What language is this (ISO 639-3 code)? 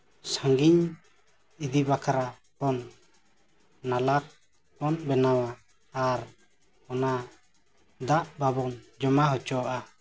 sat